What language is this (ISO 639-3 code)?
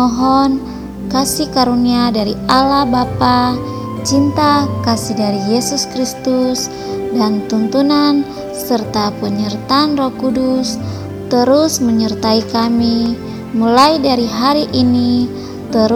ind